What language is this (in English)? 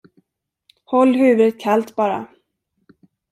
Swedish